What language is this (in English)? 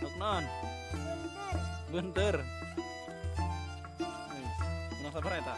Indonesian